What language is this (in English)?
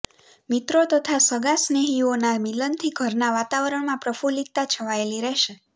Gujarati